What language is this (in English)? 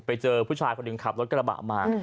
Thai